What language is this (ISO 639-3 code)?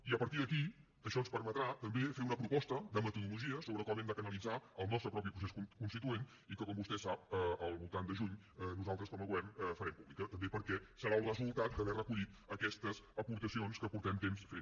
cat